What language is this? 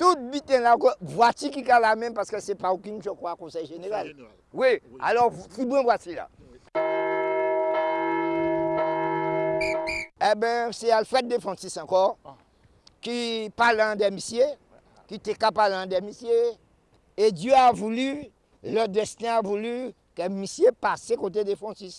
French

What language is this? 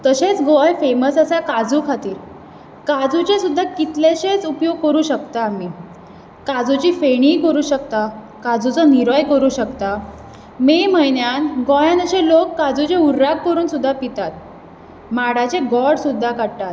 Konkani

